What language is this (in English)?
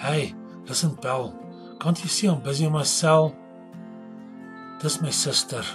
Dutch